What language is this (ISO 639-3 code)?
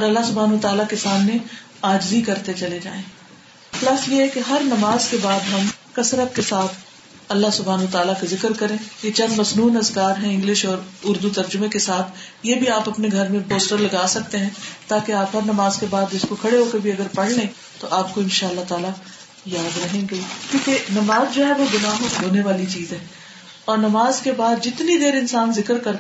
urd